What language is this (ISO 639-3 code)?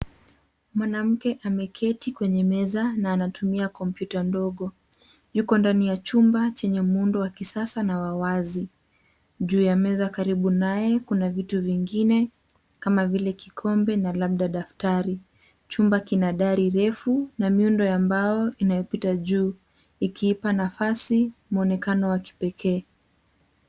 swa